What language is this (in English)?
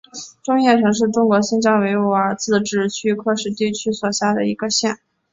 Chinese